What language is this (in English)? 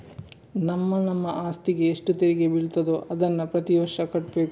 Kannada